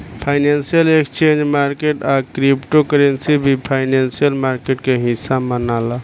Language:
Bhojpuri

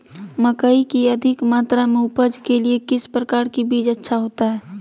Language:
Magahi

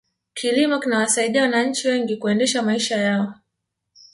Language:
Swahili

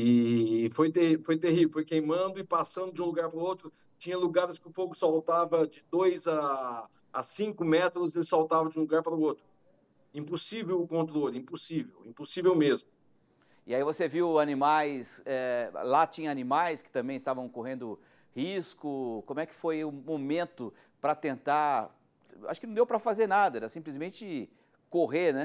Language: Portuguese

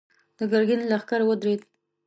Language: Pashto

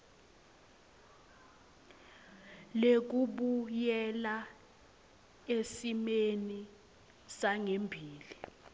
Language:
Swati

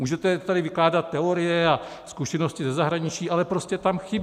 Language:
Czech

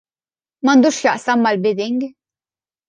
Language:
Maltese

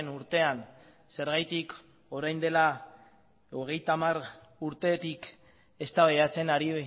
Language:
Basque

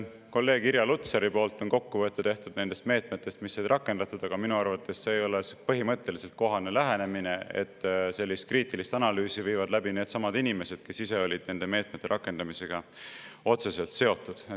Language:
Estonian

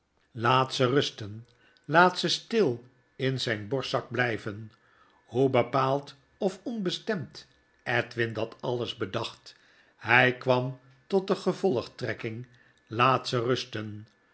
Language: Dutch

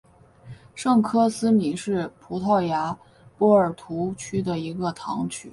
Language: Chinese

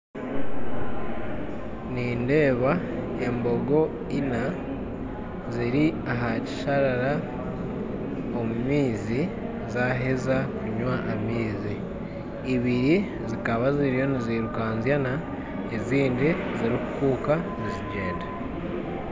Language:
Nyankole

